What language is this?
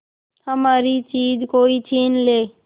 Hindi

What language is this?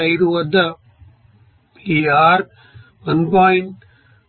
Telugu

